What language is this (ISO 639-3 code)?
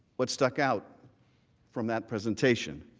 eng